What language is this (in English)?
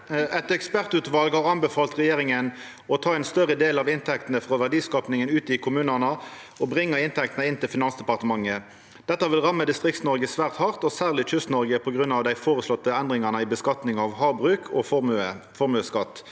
Norwegian